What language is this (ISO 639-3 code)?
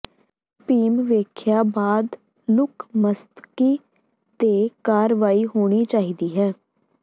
pan